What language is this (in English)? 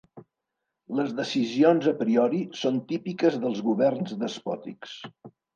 Catalan